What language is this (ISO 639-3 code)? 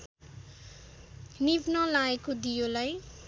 nep